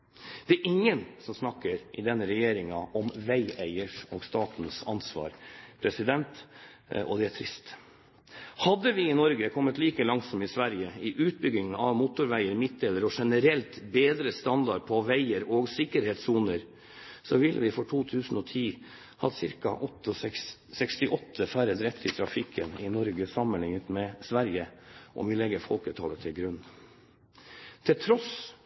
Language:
Norwegian Bokmål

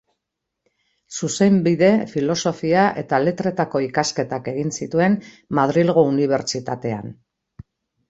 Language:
Basque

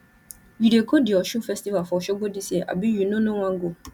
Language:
Nigerian Pidgin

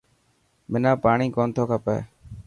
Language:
Dhatki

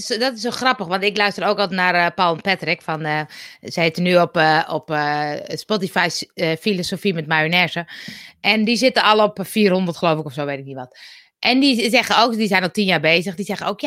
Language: Dutch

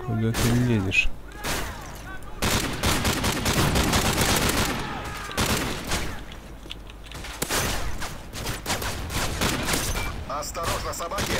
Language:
Russian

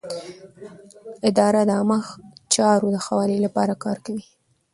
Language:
Pashto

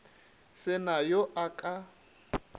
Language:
Northern Sotho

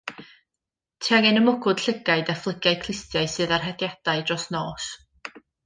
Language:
Welsh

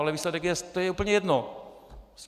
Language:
Czech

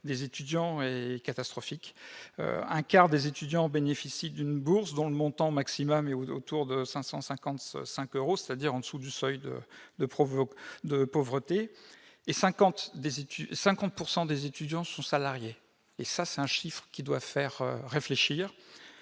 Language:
French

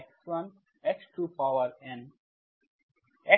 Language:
Bangla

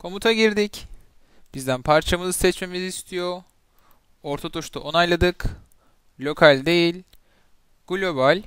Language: Turkish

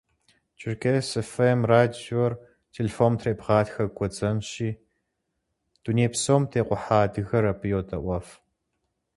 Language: Kabardian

